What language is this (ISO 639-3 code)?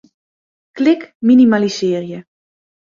fry